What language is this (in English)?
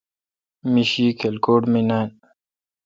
Kalkoti